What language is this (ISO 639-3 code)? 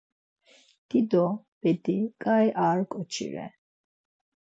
lzz